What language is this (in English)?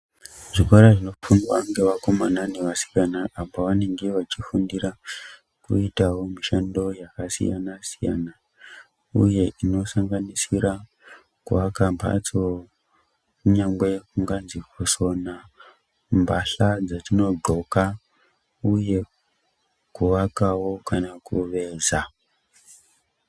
Ndau